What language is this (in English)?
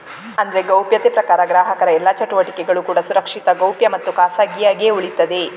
Kannada